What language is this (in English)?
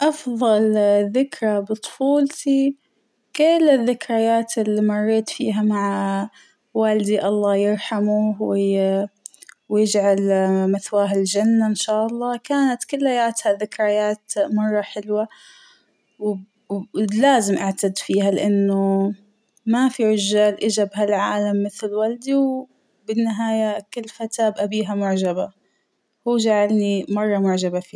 Hijazi Arabic